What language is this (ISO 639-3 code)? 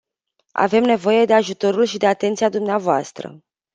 ron